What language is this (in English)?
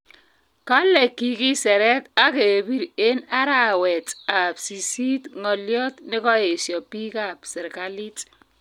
Kalenjin